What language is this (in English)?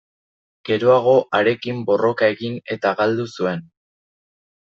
Basque